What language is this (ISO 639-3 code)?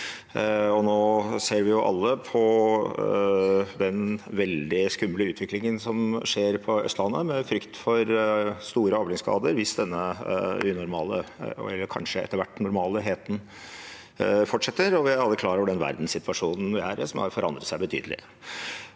nor